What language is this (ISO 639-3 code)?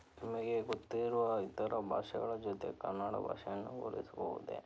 kan